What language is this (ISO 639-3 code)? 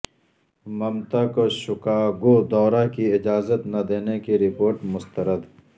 urd